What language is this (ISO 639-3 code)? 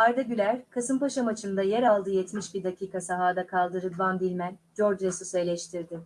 tur